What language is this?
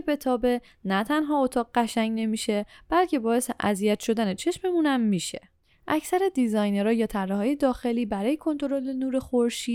Persian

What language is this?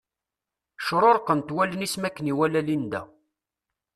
Kabyle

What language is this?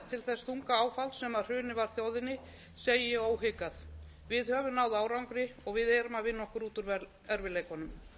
Icelandic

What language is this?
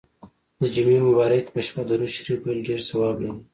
Pashto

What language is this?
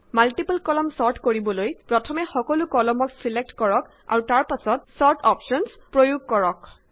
Assamese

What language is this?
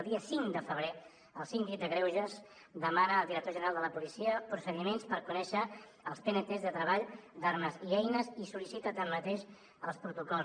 Catalan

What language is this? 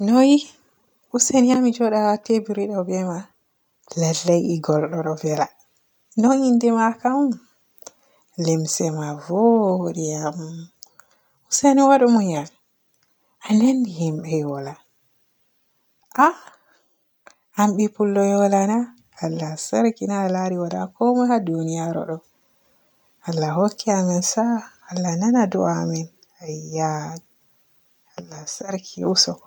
Borgu Fulfulde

